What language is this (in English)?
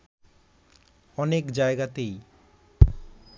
Bangla